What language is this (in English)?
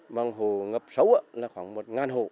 Vietnamese